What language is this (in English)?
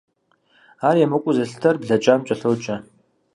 Kabardian